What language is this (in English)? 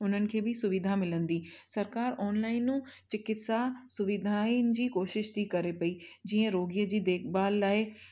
Sindhi